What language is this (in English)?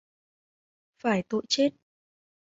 Vietnamese